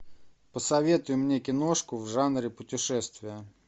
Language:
Russian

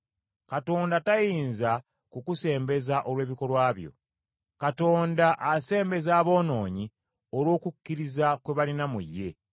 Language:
Ganda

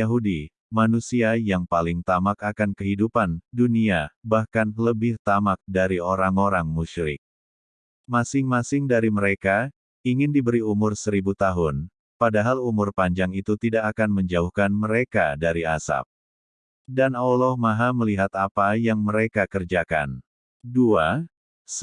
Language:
Indonesian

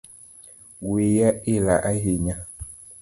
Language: Luo (Kenya and Tanzania)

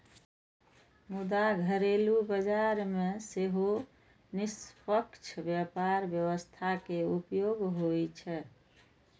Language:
Maithili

